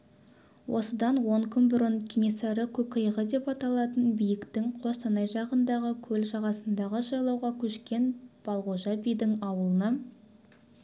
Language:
Kazakh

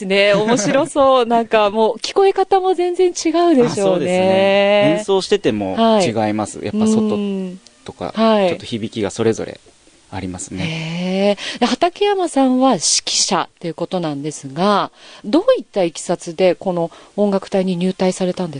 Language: Japanese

